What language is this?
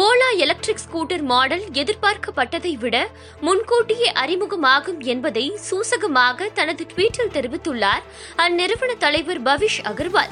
Tamil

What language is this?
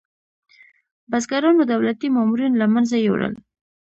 Pashto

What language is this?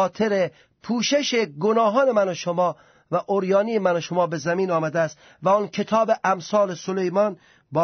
Persian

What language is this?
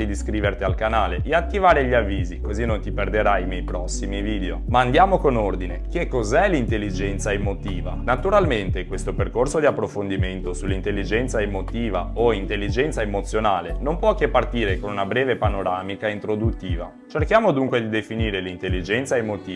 Italian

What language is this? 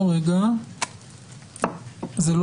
Hebrew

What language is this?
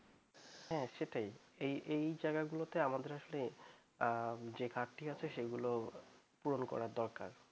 Bangla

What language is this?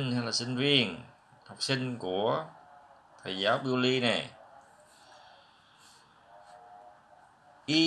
Vietnamese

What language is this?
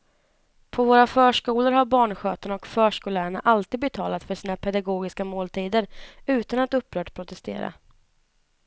Swedish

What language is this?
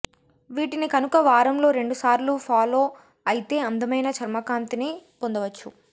Telugu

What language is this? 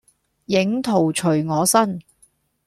Cantonese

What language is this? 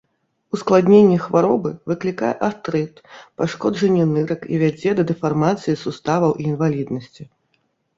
Belarusian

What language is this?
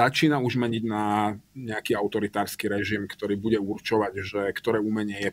Slovak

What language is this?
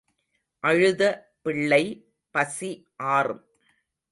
Tamil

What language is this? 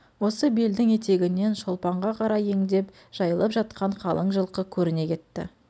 Kazakh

